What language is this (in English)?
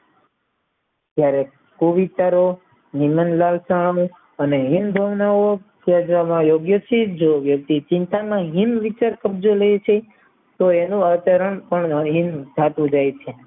Gujarati